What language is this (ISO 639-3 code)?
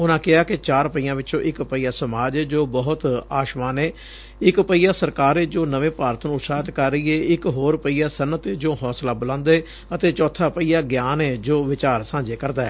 pan